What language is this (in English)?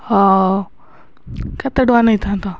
Odia